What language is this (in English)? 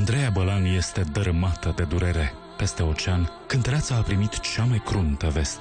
Romanian